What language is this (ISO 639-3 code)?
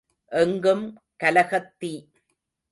tam